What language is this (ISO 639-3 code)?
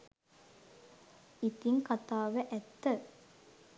sin